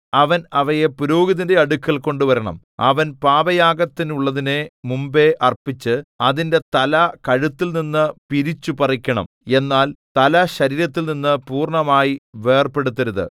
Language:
Malayalam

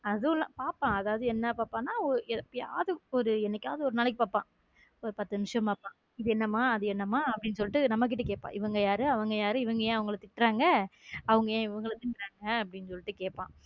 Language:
Tamil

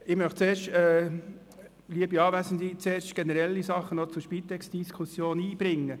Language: Swiss German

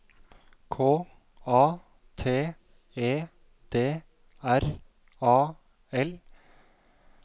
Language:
Norwegian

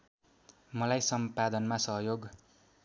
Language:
Nepali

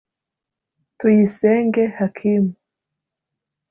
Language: Kinyarwanda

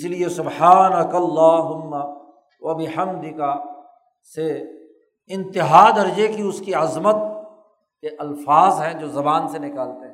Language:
Urdu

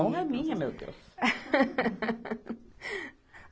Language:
Portuguese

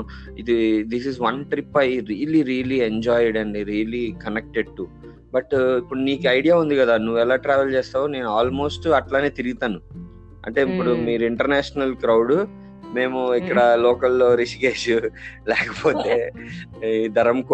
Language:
Telugu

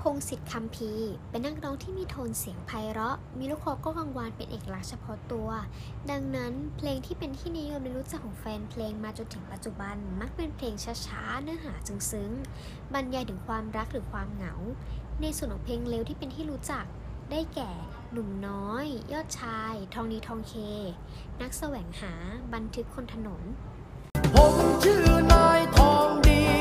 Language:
Thai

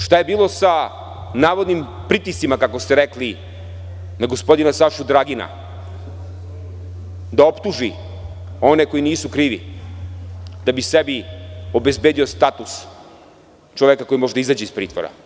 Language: Serbian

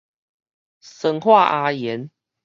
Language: Min Nan Chinese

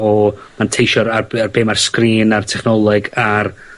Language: Welsh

